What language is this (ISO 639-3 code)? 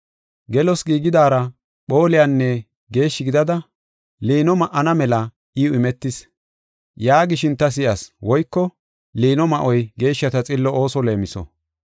gof